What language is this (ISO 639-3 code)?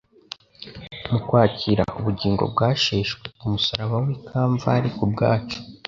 kin